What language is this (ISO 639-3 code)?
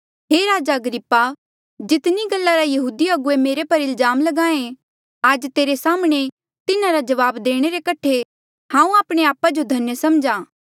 mjl